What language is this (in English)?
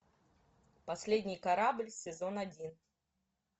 Russian